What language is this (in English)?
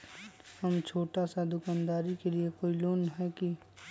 Magahi